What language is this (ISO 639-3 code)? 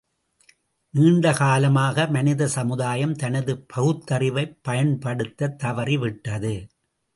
tam